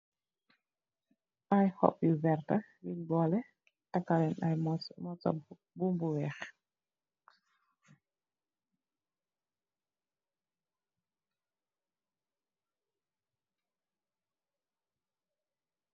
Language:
Wolof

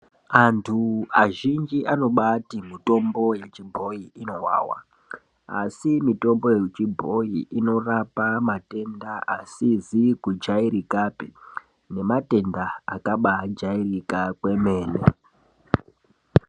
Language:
Ndau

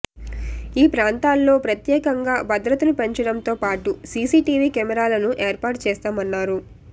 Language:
Telugu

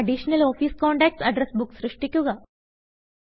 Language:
Malayalam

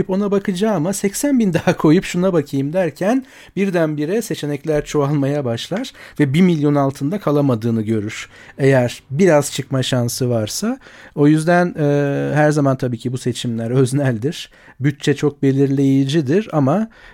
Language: Turkish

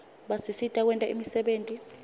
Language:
Swati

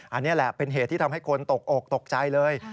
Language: Thai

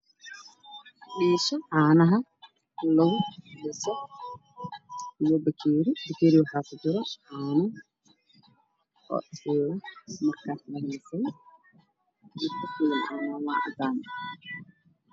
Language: Somali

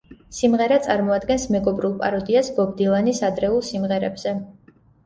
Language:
Georgian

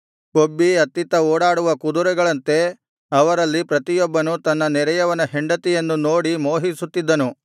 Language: Kannada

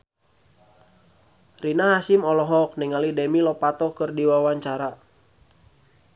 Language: Sundanese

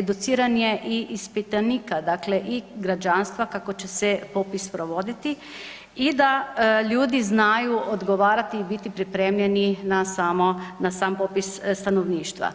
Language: Croatian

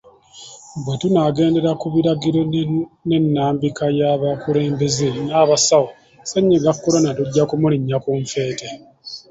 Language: Ganda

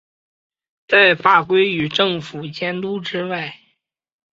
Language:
Chinese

